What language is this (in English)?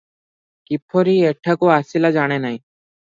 Odia